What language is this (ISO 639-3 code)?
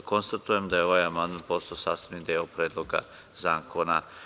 srp